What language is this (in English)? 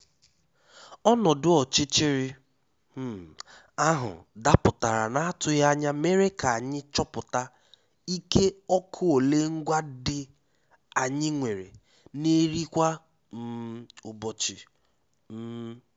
Igbo